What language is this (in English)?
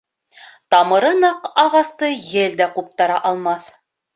Bashkir